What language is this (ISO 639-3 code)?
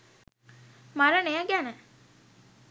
sin